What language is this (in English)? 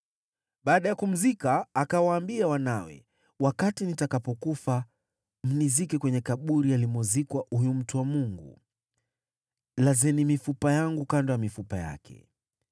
Swahili